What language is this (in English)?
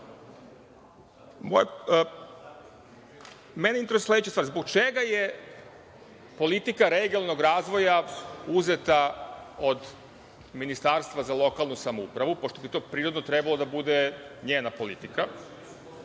Serbian